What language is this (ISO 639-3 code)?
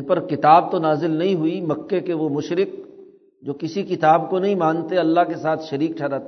urd